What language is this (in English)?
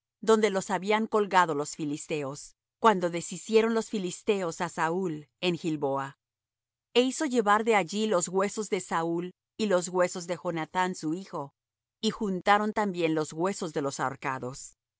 Spanish